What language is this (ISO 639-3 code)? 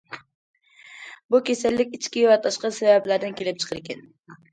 uig